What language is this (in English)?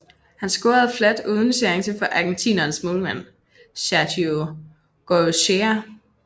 Danish